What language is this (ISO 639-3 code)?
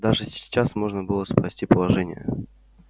rus